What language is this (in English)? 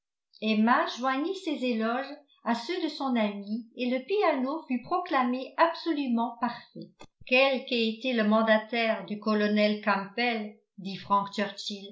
French